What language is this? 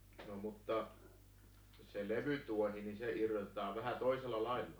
Finnish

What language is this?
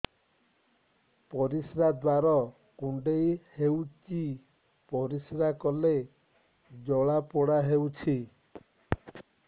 Odia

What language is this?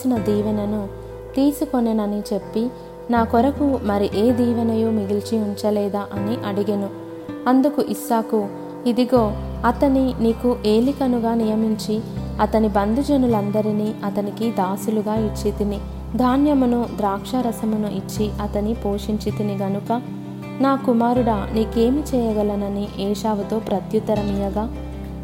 Telugu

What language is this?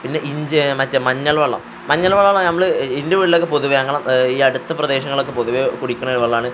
Malayalam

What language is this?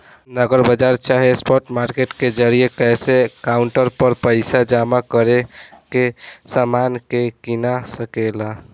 Bhojpuri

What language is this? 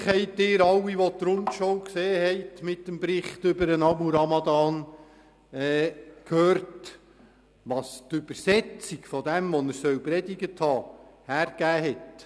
Swiss German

